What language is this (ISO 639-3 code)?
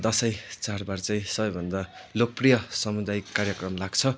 nep